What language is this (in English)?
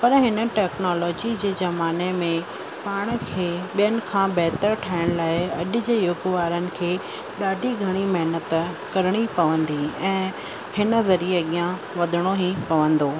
Sindhi